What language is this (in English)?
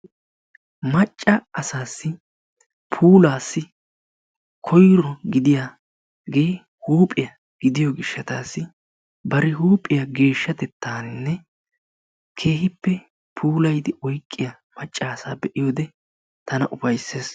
Wolaytta